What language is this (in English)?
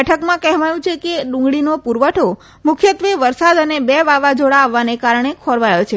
Gujarati